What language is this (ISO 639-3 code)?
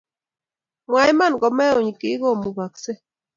kln